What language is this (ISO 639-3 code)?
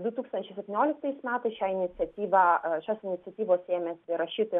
lit